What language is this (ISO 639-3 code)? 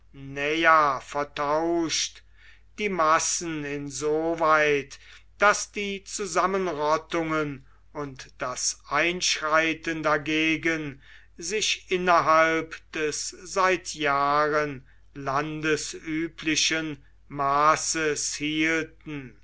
deu